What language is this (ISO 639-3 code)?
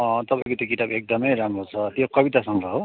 nep